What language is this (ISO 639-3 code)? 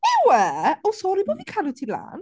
cym